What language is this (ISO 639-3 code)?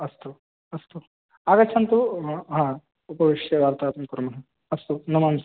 san